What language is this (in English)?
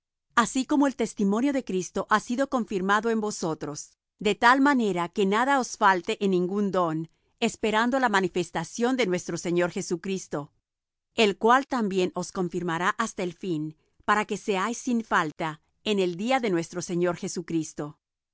Spanish